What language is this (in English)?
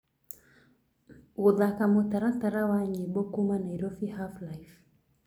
Kikuyu